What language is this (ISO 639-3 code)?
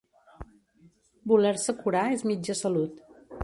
cat